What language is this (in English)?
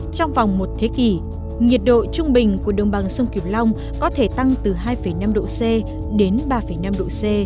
Vietnamese